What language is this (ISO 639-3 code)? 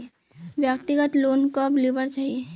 mag